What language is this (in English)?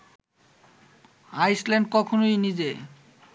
Bangla